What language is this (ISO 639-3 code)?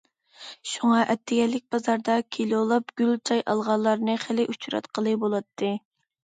uig